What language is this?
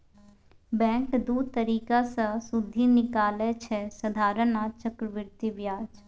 Maithili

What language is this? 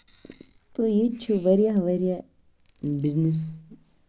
Kashmiri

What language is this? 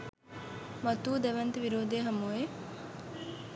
Sinhala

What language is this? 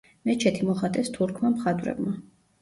Georgian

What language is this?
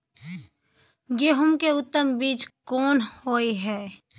Maithili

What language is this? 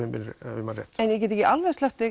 Icelandic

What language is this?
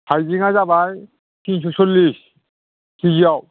Bodo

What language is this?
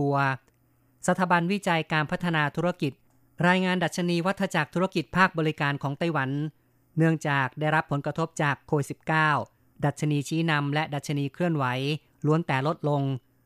Thai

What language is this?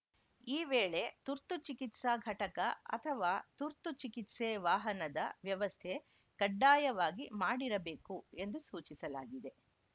Kannada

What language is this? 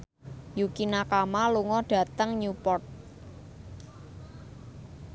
Javanese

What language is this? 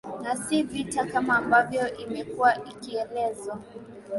Swahili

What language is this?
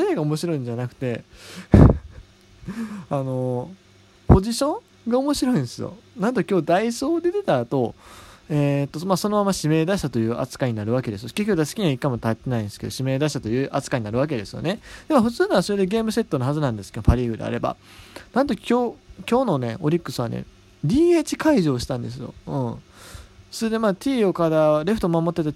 Japanese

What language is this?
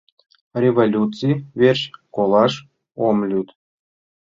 Mari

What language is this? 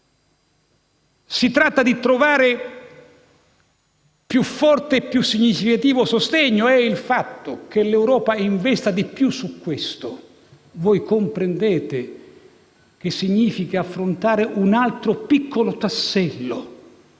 Italian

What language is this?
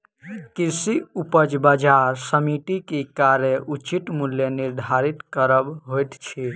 Maithili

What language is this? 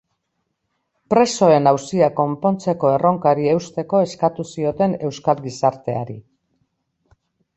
Basque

